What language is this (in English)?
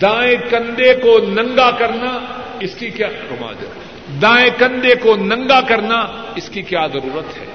Urdu